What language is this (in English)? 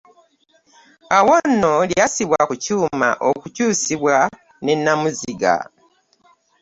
Ganda